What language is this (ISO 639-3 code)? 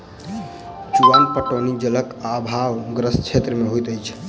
mai